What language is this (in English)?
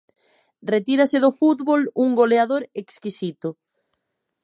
Galician